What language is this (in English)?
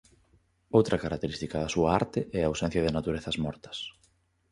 Galician